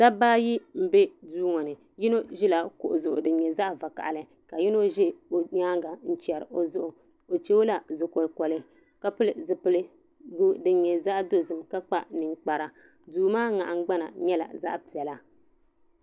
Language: Dagbani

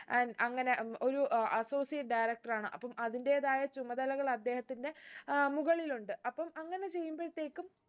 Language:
Malayalam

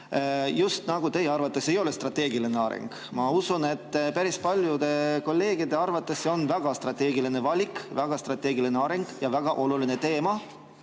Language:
Estonian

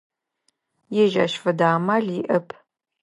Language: Adyghe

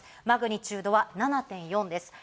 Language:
Japanese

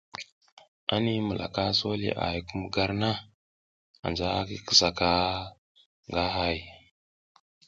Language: South Giziga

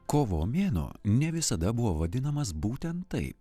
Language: Lithuanian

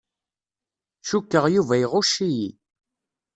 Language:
Kabyle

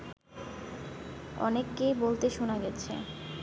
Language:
Bangla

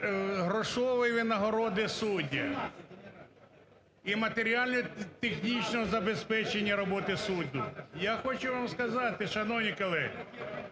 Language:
Ukrainian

